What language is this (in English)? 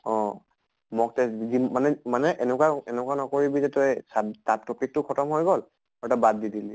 Assamese